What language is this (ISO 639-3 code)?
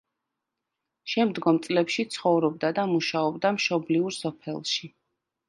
kat